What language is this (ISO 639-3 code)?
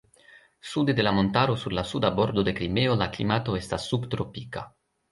epo